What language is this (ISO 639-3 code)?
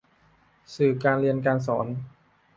tha